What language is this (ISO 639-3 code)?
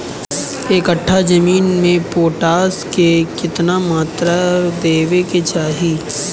bho